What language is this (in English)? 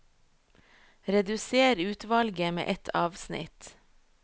Norwegian